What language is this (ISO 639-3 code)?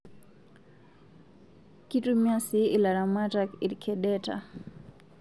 mas